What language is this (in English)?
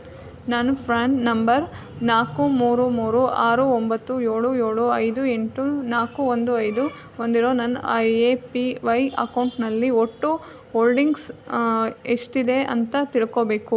Kannada